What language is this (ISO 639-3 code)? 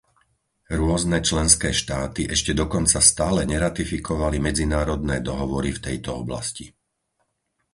slk